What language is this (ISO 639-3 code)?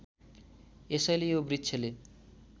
nep